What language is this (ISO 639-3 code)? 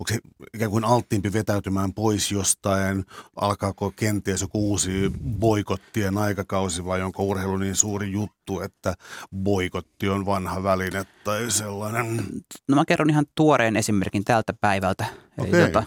fin